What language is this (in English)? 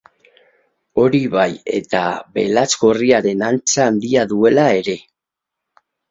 Basque